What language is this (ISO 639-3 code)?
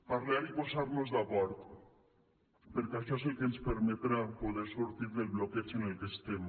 cat